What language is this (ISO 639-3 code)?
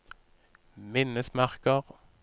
nor